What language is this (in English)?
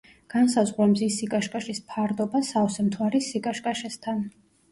Georgian